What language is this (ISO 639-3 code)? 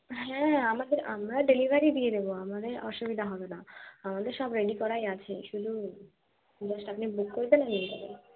ben